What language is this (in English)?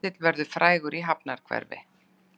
Icelandic